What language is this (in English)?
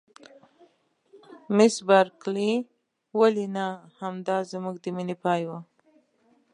Pashto